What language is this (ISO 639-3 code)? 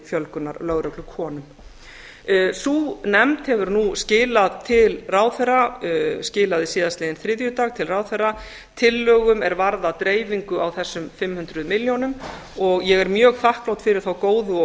isl